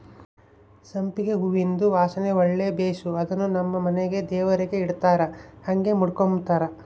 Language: Kannada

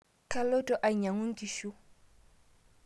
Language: Masai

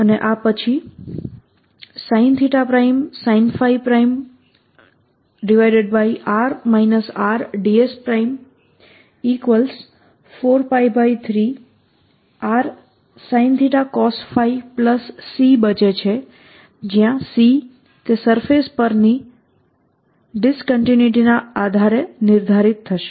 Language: Gujarati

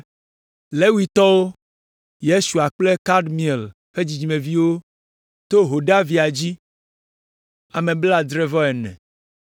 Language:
Ewe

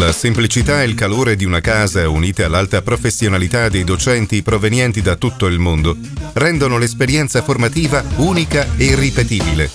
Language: Italian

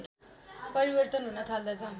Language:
Nepali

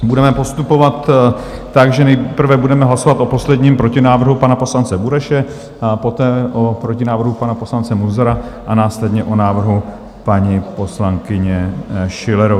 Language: Czech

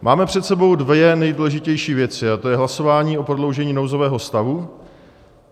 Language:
Czech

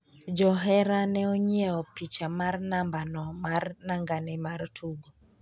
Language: Luo (Kenya and Tanzania)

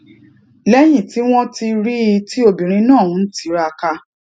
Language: Yoruba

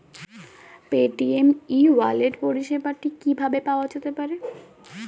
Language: Bangla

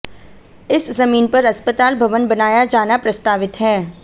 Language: Hindi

